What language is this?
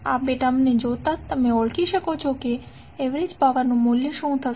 Gujarati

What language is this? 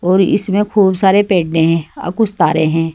Hindi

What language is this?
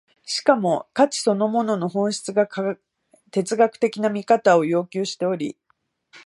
Japanese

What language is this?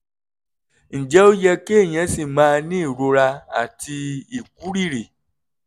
Yoruba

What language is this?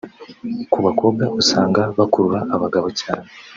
Kinyarwanda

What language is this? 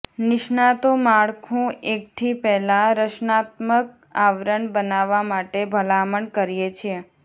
Gujarati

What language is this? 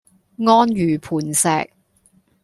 Cantonese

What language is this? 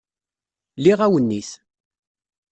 Kabyle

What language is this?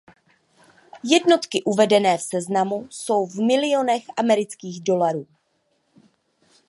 Czech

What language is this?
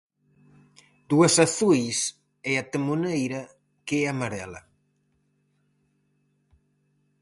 Galician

